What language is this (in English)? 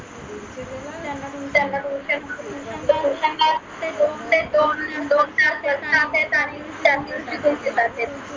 Marathi